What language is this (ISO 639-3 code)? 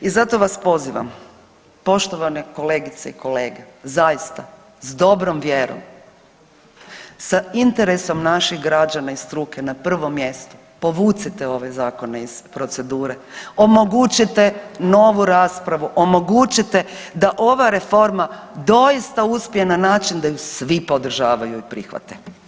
hrv